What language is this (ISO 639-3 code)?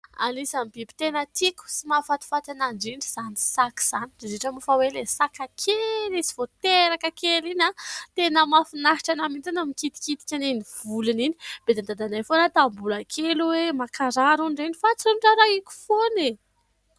mlg